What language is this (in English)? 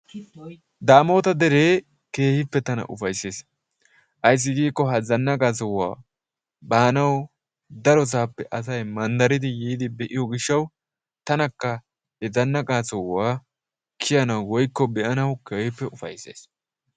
Wolaytta